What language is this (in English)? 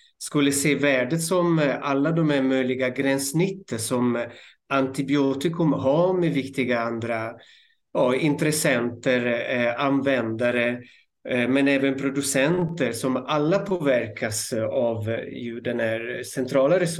Swedish